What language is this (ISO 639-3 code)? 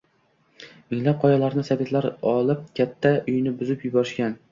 uzb